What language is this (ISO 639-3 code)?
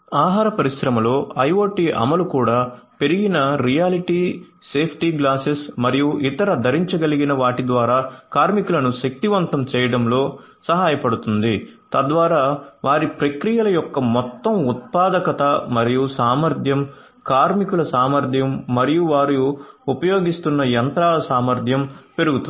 tel